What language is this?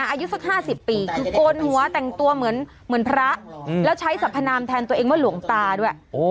Thai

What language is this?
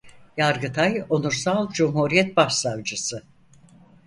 Turkish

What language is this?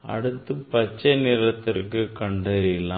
Tamil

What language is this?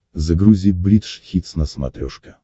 Russian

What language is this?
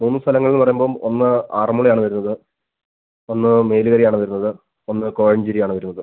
Malayalam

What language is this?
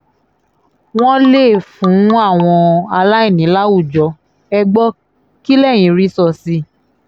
Yoruba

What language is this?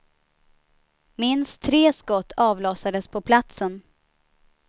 Swedish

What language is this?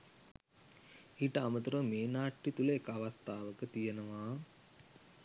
Sinhala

